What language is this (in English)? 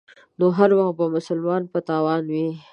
Pashto